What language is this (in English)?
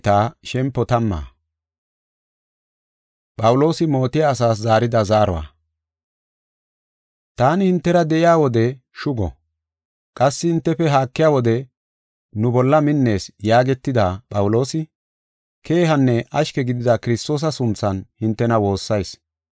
Gofa